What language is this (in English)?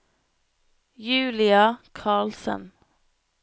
Norwegian